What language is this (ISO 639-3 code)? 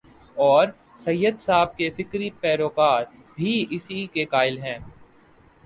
urd